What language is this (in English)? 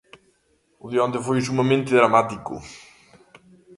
Galician